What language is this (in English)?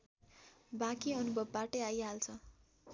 Nepali